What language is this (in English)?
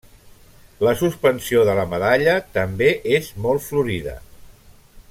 Catalan